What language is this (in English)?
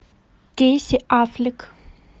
Russian